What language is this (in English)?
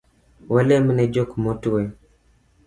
Luo (Kenya and Tanzania)